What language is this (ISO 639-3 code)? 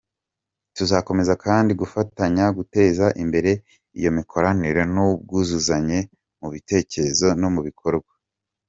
kin